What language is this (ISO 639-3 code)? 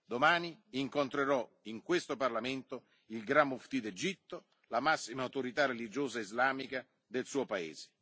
ita